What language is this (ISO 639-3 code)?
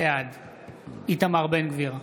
heb